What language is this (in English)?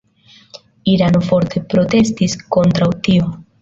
Esperanto